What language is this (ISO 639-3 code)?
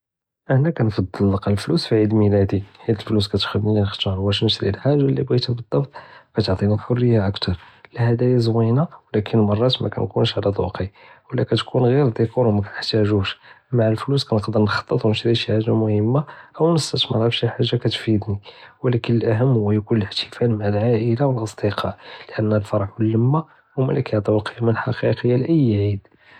jrb